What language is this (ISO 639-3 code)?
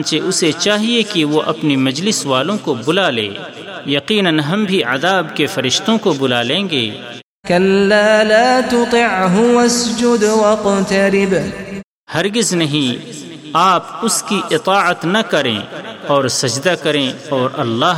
urd